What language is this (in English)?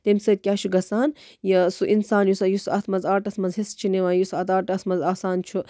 Kashmiri